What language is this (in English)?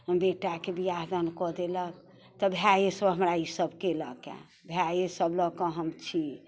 Maithili